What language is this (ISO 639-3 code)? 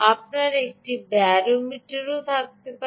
ben